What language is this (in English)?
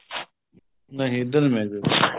Punjabi